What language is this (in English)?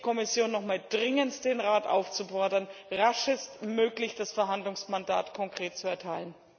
German